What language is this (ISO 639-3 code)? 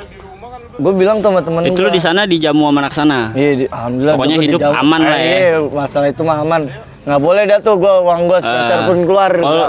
ind